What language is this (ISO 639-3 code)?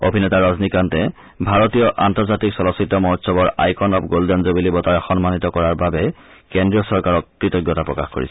asm